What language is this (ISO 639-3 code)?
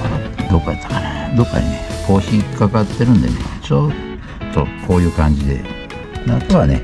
jpn